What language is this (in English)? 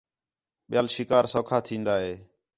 Khetrani